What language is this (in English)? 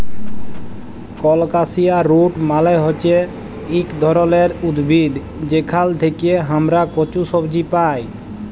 Bangla